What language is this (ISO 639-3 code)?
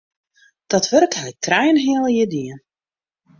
fry